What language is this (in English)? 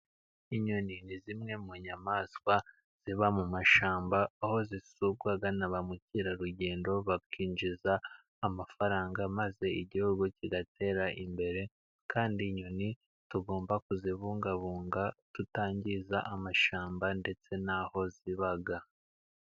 Kinyarwanda